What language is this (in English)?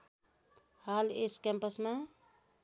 Nepali